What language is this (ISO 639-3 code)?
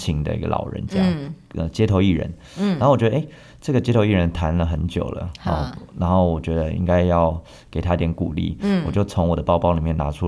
zho